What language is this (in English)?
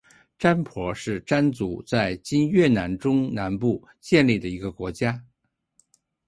Chinese